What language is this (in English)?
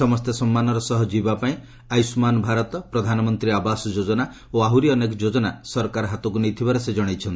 Odia